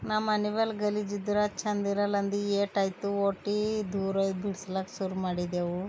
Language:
Kannada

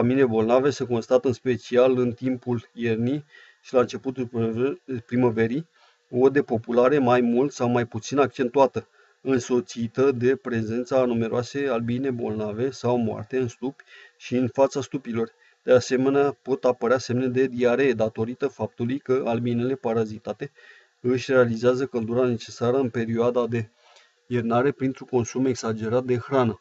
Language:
Romanian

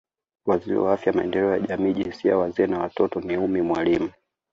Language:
Swahili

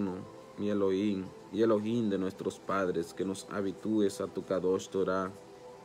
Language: Spanish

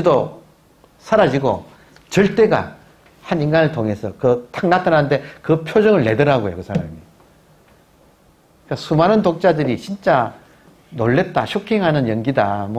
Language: Korean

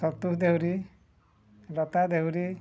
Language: Odia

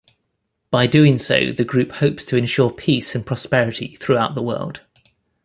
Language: English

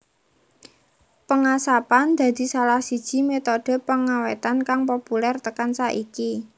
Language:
Javanese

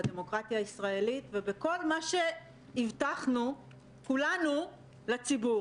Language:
Hebrew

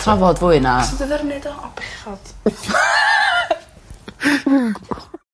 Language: Welsh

